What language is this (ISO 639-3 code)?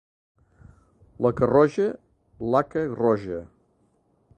cat